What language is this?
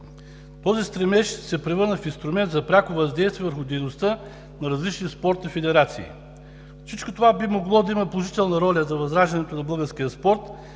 Bulgarian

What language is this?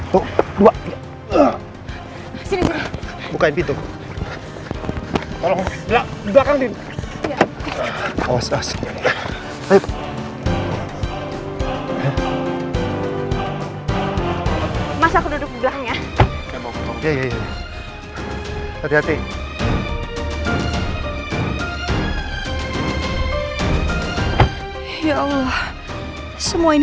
Indonesian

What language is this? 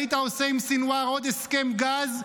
Hebrew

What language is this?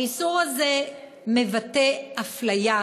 Hebrew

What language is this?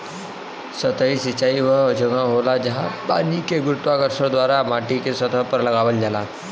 Bhojpuri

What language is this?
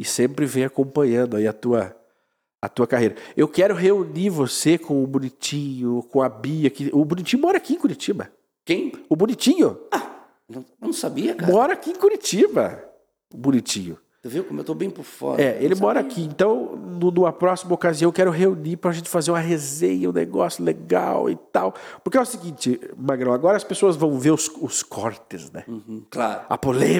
Portuguese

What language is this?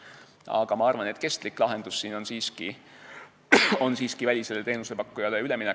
Estonian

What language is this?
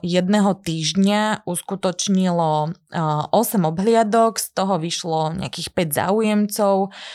Slovak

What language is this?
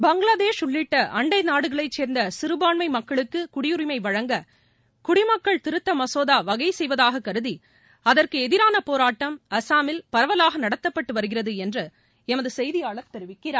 Tamil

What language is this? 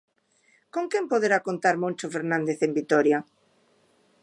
Galician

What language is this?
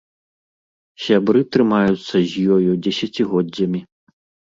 Belarusian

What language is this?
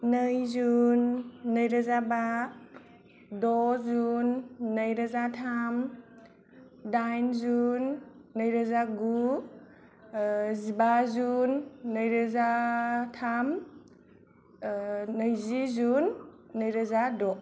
Bodo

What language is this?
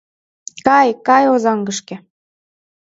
Mari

